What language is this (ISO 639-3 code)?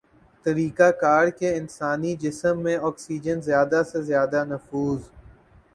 urd